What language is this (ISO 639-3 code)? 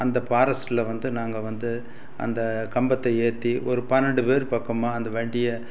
tam